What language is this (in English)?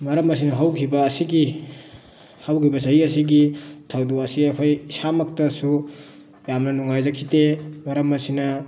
Manipuri